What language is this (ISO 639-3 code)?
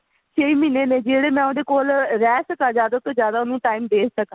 pan